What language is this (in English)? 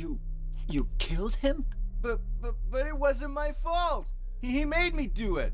German